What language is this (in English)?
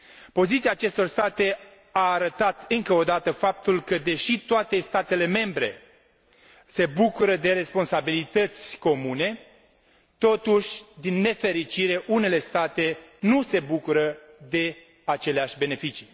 Romanian